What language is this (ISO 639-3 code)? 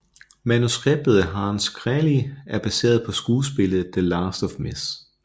dan